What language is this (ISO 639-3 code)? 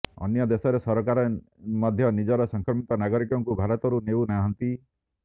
ori